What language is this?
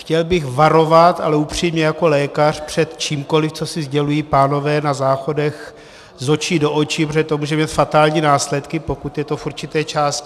Czech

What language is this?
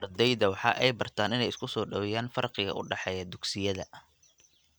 Somali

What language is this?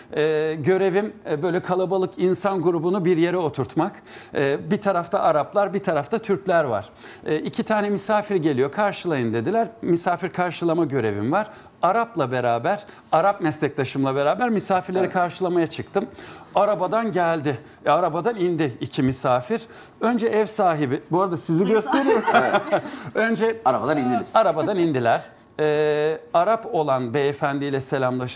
Turkish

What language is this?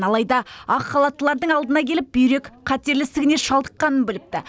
Kazakh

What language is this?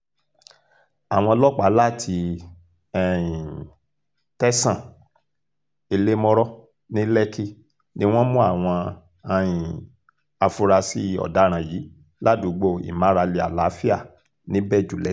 Yoruba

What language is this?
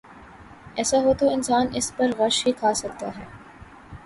Urdu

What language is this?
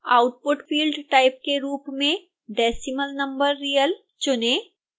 Hindi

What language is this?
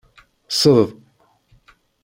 Kabyle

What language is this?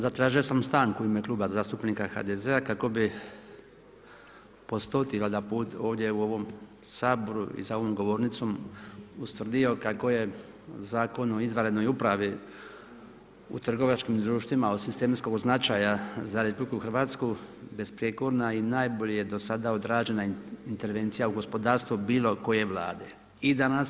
Croatian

